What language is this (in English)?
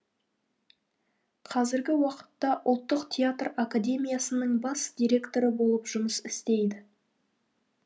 Kazakh